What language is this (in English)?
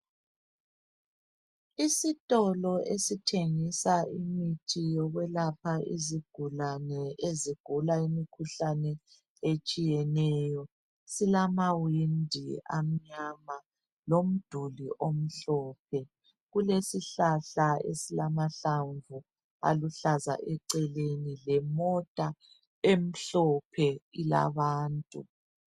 North Ndebele